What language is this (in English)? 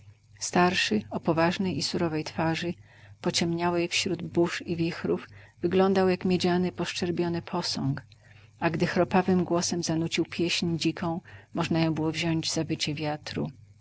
Polish